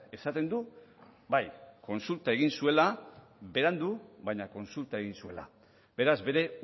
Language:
Basque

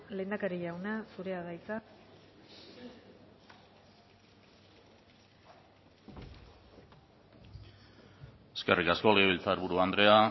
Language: Basque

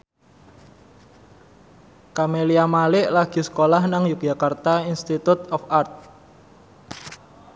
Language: Javanese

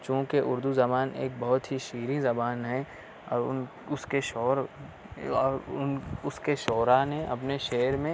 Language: Urdu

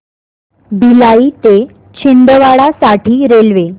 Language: Marathi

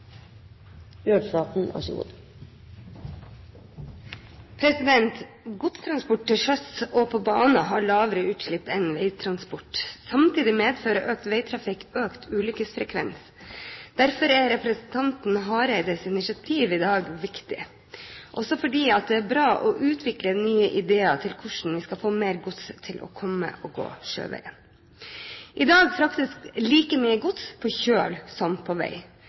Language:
Norwegian Bokmål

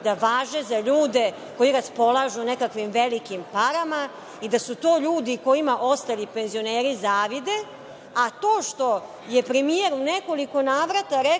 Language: Serbian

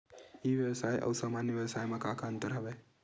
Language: Chhattisgarhi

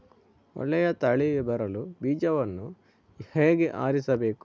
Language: Kannada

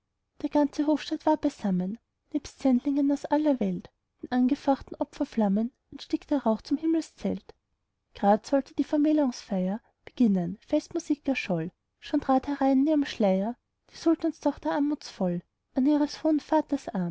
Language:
German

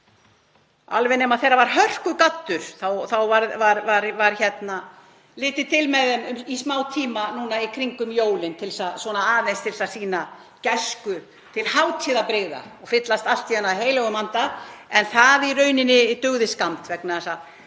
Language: Icelandic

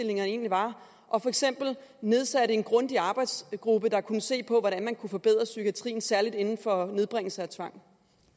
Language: Danish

